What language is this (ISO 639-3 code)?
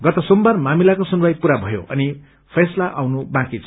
nep